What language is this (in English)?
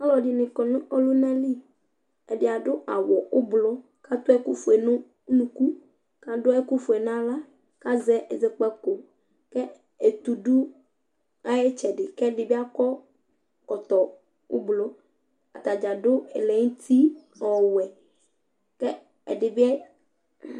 Ikposo